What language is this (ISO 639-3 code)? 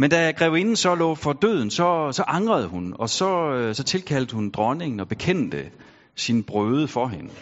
dan